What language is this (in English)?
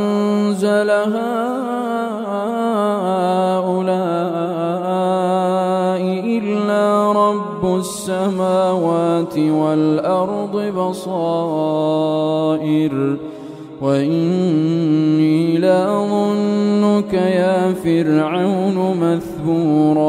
Arabic